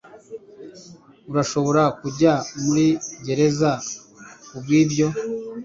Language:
Kinyarwanda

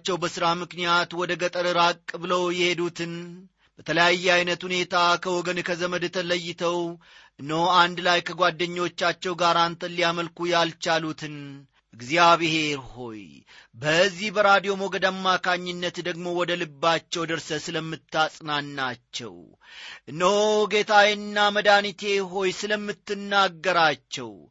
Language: Amharic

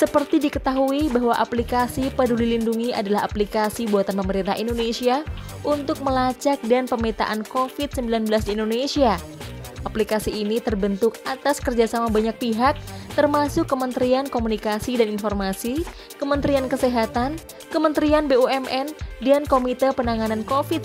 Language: Indonesian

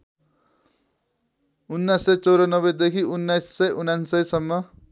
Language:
Nepali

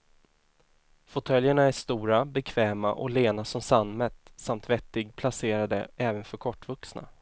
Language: Swedish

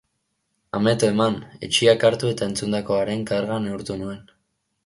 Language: Basque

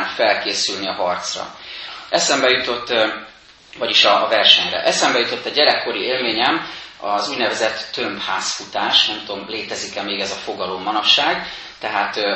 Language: Hungarian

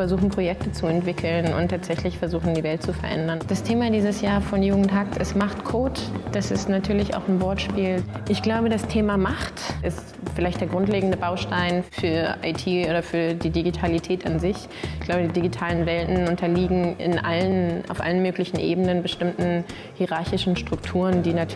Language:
German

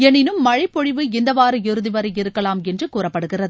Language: Tamil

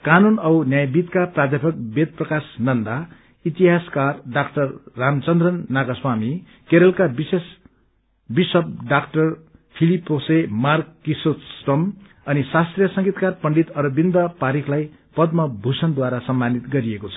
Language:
Nepali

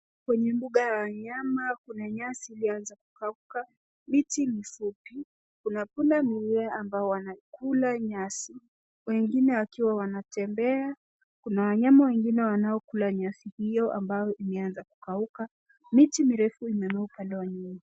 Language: Swahili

